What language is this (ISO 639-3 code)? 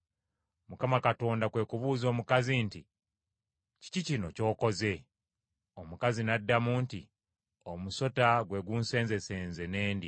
lug